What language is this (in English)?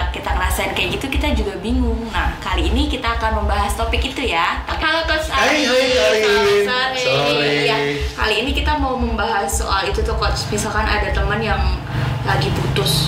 Indonesian